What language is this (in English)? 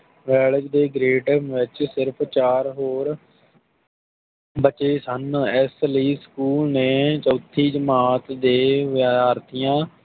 Punjabi